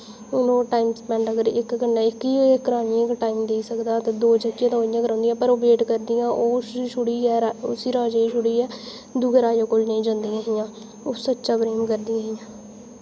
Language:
Dogri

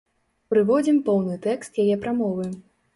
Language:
Belarusian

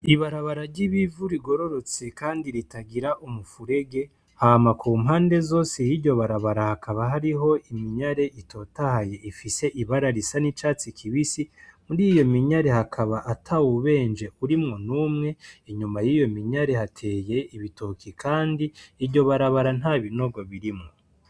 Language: Rundi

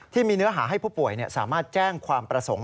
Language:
Thai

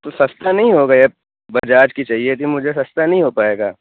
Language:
Urdu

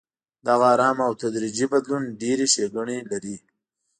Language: Pashto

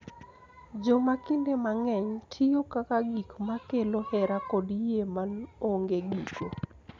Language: Luo (Kenya and Tanzania)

